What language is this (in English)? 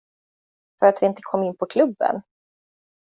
Swedish